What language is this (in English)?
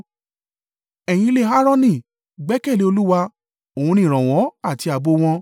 Yoruba